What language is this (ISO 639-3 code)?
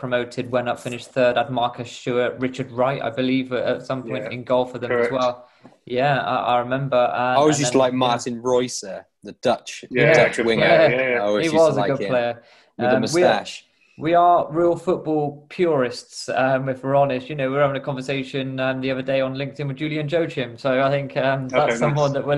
eng